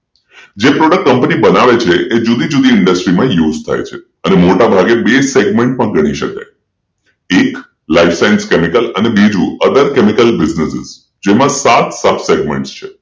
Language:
Gujarati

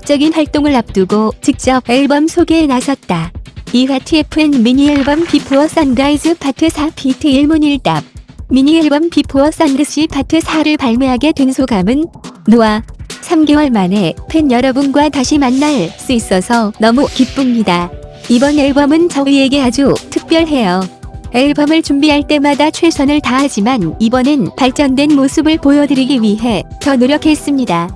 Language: Korean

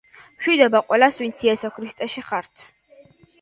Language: Georgian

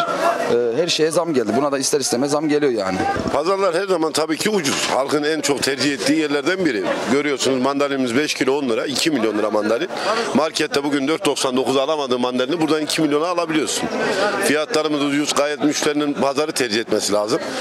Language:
Turkish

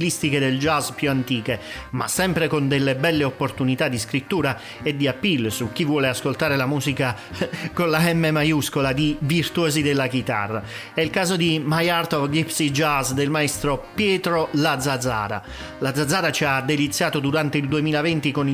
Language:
Italian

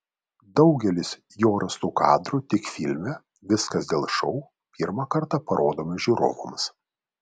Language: Lithuanian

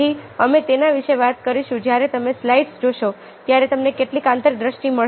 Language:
Gujarati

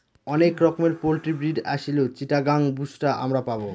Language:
Bangla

